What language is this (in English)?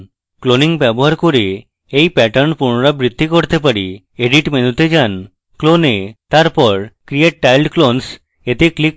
Bangla